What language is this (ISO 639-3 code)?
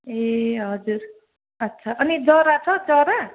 nep